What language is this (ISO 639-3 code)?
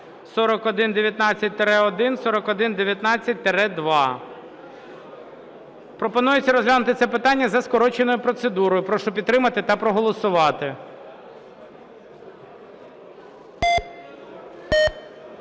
ukr